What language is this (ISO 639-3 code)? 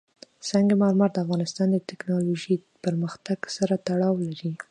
pus